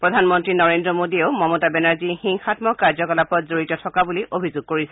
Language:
Assamese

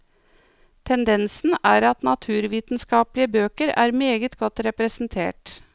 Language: Norwegian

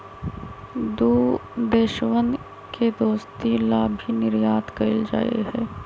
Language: Magahi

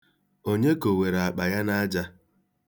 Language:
Igbo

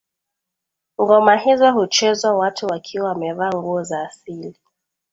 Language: Swahili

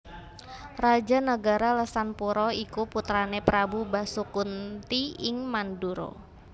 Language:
Javanese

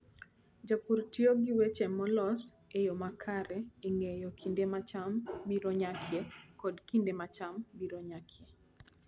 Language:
Luo (Kenya and Tanzania)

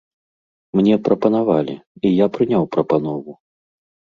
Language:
Belarusian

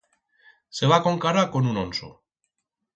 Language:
Aragonese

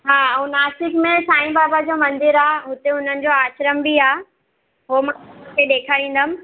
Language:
Sindhi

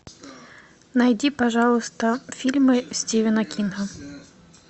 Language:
Russian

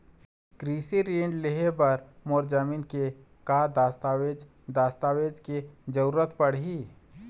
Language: Chhattisgarhi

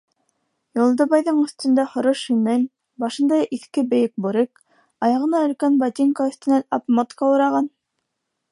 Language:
Bashkir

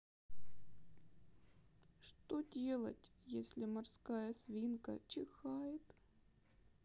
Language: Russian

